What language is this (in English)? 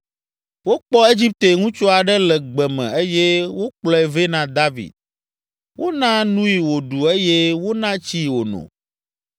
Ewe